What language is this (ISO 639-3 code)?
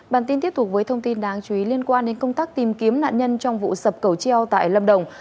vie